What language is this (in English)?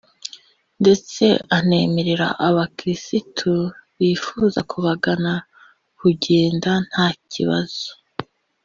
Kinyarwanda